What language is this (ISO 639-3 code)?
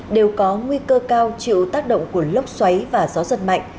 vie